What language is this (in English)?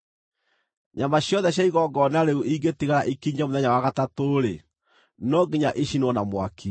Kikuyu